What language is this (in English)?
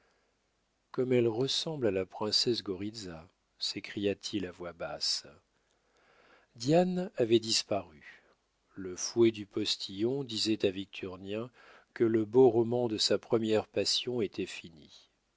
French